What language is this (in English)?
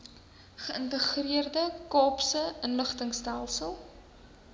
Afrikaans